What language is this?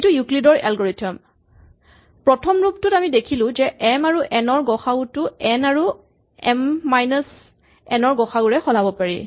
Assamese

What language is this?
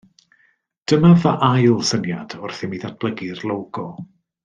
Welsh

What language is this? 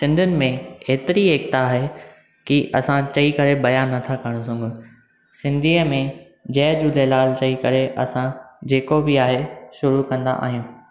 Sindhi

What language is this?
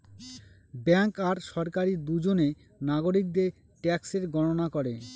Bangla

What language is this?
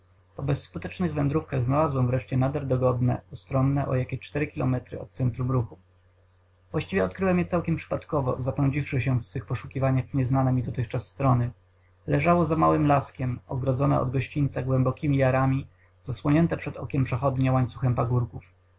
Polish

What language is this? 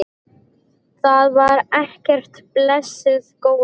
Icelandic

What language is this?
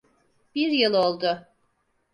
Turkish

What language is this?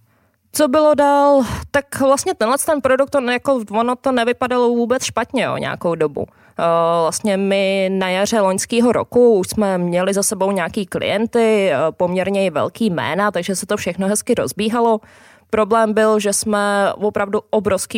Czech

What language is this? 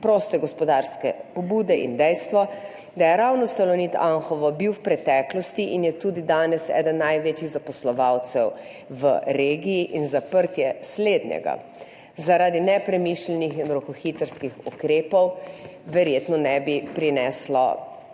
Slovenian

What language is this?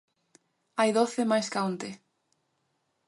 Galician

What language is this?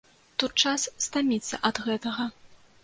Belarusian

